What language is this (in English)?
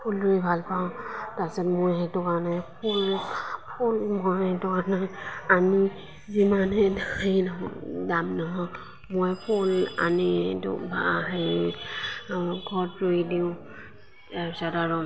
Assamese